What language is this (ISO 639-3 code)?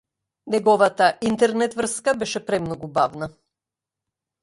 mkd